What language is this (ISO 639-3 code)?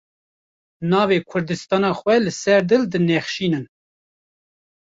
kur